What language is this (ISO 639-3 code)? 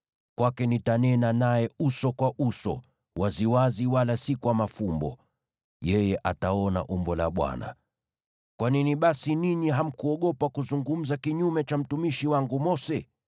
swa